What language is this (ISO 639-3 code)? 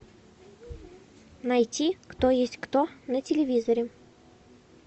rus